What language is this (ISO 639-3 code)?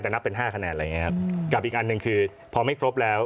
tha